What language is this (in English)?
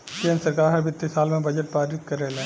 Bhojpuri